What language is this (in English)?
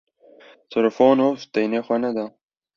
Kurdish